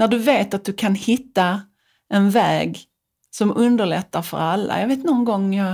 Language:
Swedish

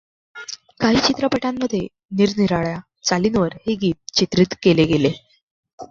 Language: Marathi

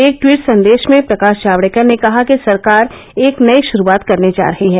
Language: Hindi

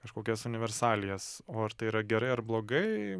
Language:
Lithuanian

